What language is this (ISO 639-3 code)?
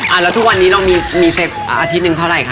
tha